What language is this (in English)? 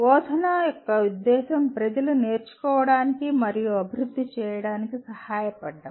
Telugu